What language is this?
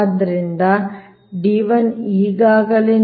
Kannada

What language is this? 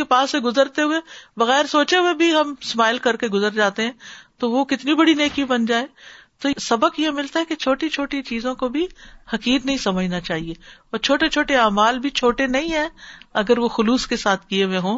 Urdu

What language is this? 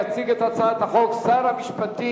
Hebrew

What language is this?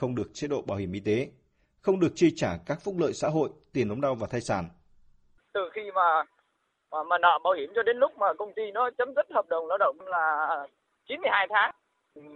Vietnamese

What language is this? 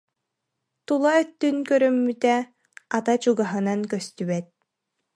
Yakut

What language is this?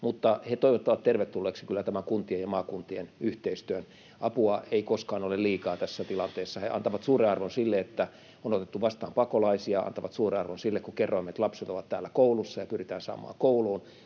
Finnish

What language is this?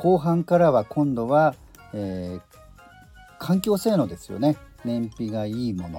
Japanese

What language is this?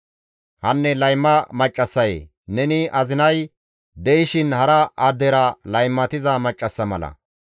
Gamo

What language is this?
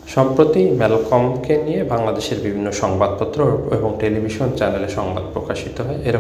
Bangla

